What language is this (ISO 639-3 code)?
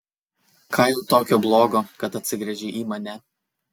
lit